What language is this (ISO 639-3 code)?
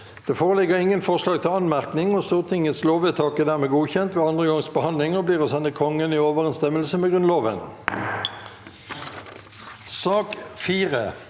nor